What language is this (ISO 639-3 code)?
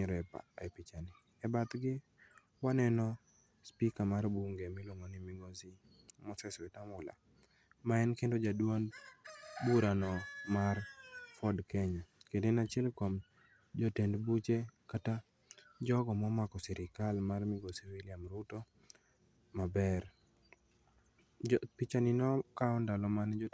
luo